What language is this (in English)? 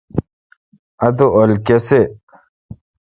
Kalkoti